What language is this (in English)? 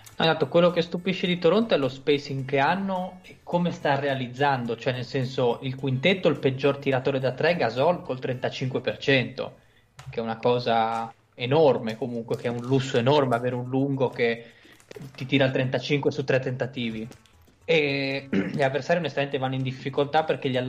Italian